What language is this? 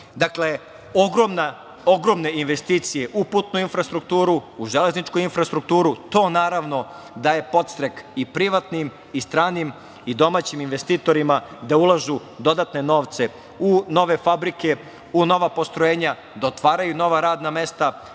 Serbian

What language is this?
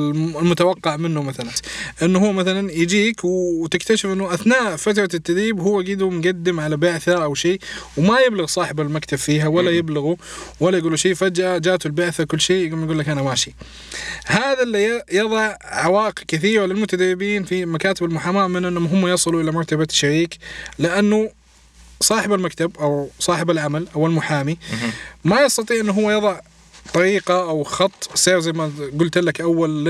Arabic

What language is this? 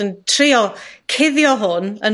Welsh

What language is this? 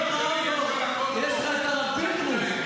Hebrew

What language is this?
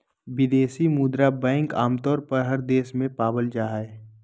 Magahi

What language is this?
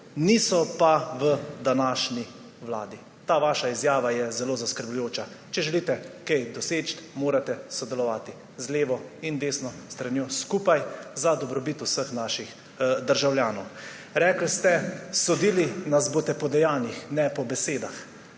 Slovenian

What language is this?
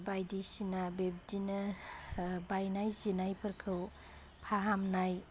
Bodo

